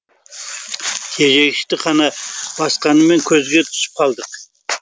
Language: Kazakh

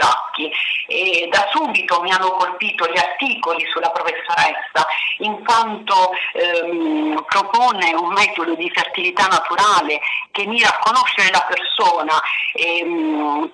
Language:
Italian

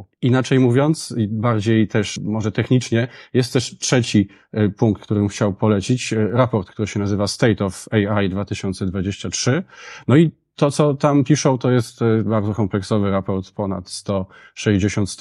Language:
Polish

